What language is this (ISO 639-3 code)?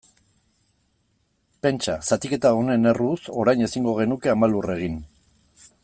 eus